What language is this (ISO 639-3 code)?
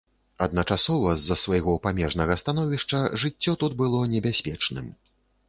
bel